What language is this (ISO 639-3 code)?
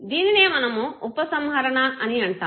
tel